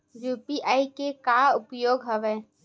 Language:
Chhattisgarhi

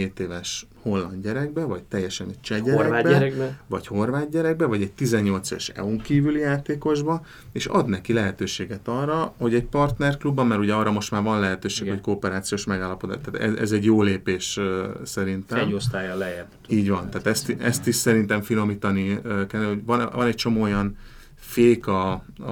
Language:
Hungarian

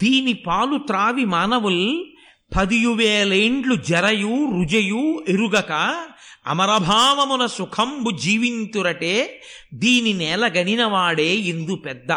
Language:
Telugu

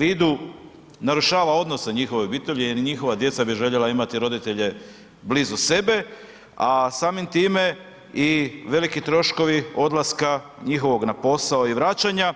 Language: Croatian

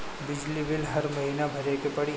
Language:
Bhojpuri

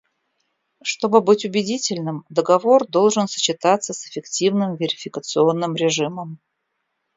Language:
Russian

